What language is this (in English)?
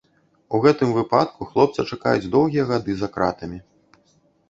Belarusian